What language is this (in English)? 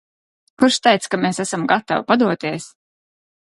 Latvian